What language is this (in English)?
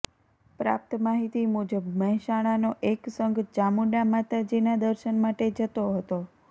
Gujarati